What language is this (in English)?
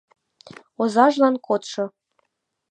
Mari